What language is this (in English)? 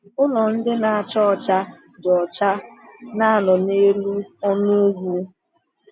Igbo